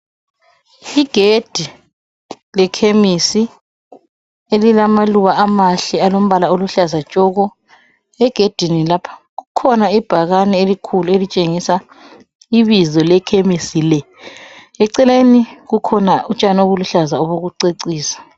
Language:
North Ndebele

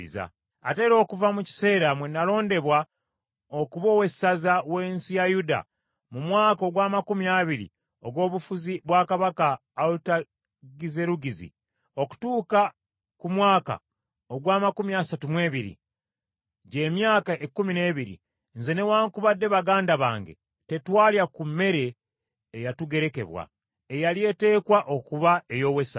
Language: Ganda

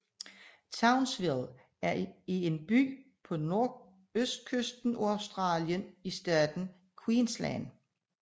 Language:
Danish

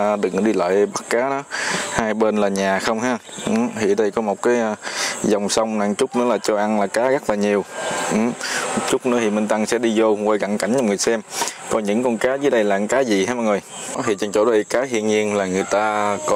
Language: Vietnamese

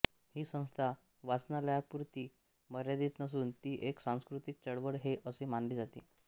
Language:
Marathi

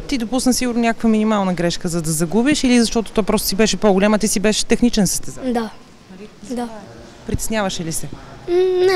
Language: Bulgarian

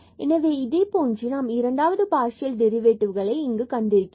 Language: Tamil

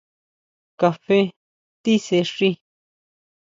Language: Huautla Mazatec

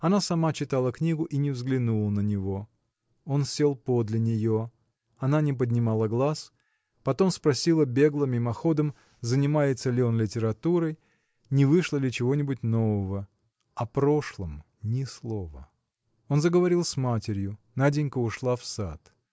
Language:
Russian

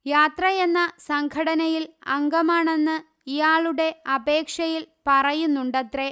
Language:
Malayalam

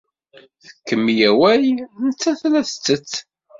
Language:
Kabyle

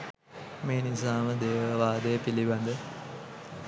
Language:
Sinhala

